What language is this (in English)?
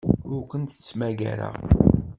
Kabyle